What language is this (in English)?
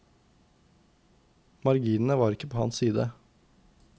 Norwegian